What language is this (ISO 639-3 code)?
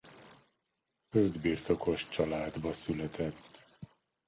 hun